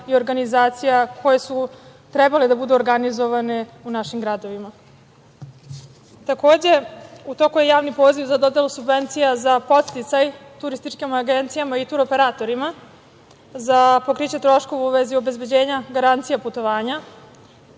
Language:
Serbian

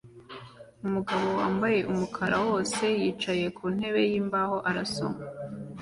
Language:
Kinyarwanda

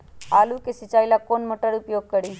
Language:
Magahi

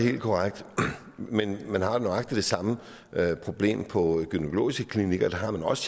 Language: Danish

